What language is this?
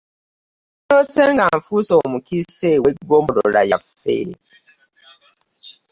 Ganda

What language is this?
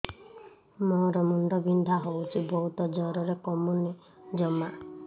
Odia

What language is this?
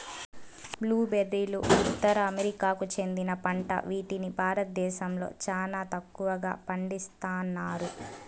Telugu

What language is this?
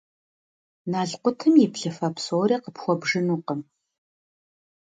Kabardian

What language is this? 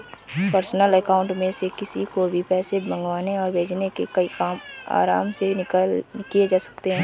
Hindi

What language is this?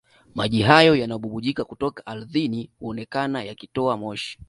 Swahili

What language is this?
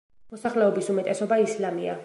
Georgian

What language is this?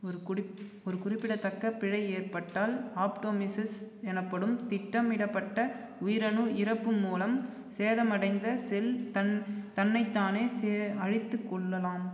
Tamil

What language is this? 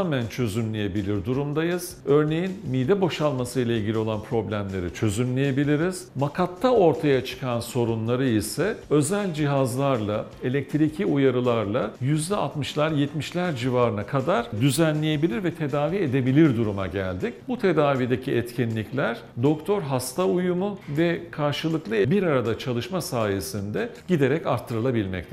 Turkish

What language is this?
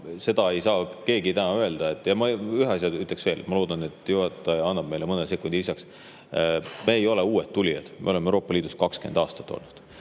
Estonian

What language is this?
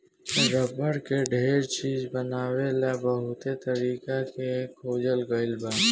Bhojpuri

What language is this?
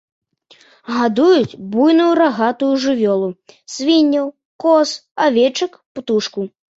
Belarusian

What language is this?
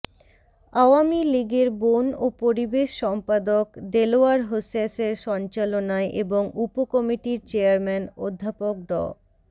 Bangla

